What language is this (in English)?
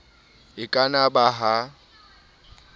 Southern Sotho